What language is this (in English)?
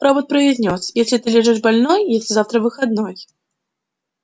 Russian